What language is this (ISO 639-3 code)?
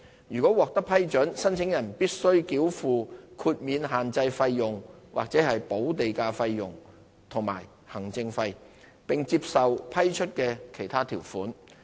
yue